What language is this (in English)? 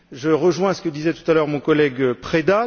French